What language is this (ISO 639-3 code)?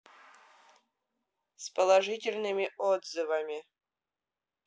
rus